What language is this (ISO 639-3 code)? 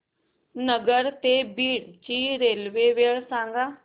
mar